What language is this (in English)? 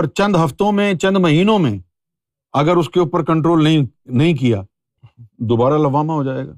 Urdu